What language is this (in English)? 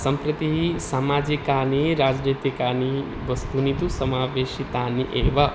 Sanskrit